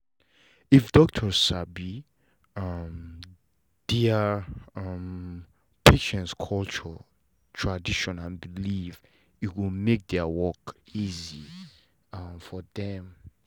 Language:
Nigerian Pidgin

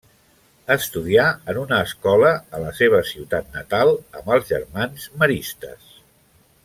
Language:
Catalan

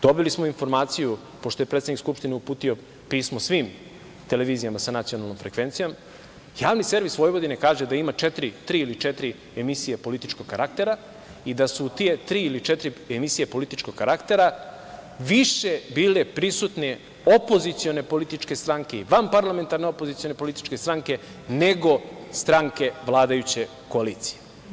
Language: Serbian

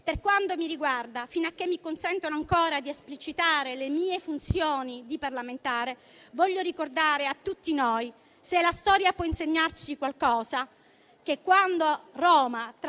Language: Italian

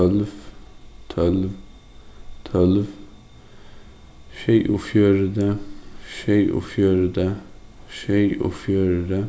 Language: Faroese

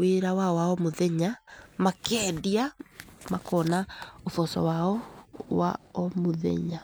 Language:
Kikuyu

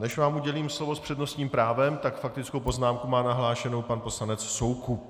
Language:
Czech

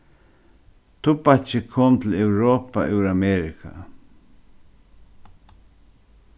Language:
Faroese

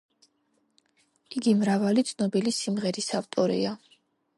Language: Georgian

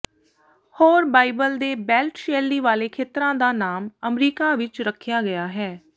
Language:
Punjabi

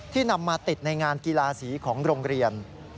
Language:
Thai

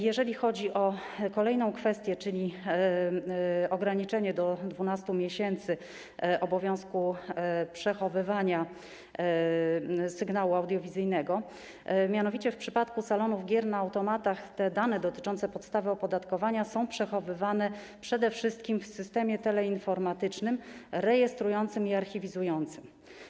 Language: Polish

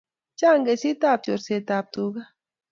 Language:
Kalenjin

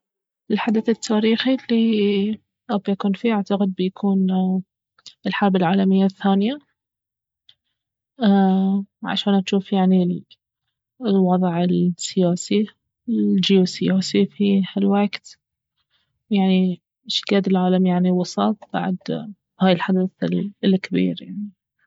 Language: Baharna Arabic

